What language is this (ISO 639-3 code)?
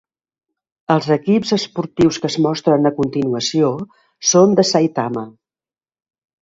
cat